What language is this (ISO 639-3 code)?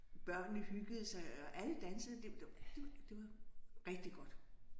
dan